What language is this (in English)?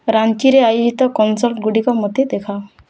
Odia